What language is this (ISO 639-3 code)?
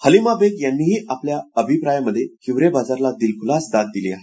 mar